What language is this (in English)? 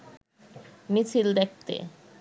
Bangla